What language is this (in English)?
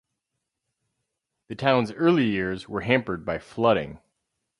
English